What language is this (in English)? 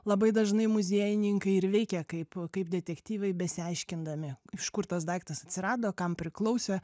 Lithuanian